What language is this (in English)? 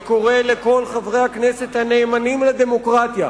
Hebrew